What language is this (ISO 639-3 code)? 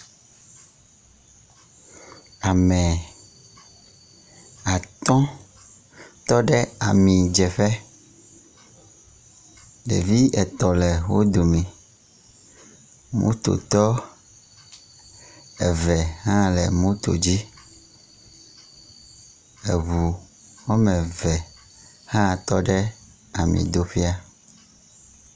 ewe